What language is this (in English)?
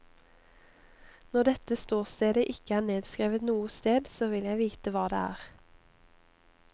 Norwegian